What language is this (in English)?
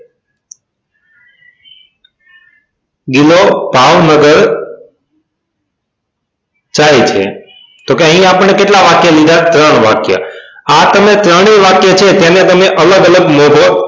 Gujarati